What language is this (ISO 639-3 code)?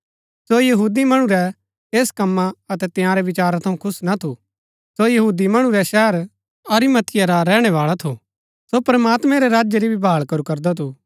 gbk